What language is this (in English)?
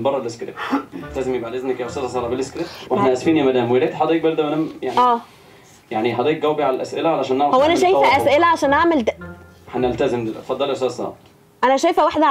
Arabic